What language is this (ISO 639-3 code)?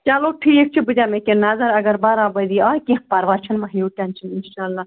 kas